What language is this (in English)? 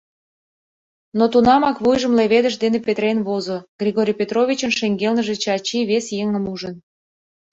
Mari